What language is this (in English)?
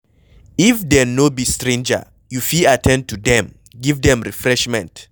Nigerian Pidgin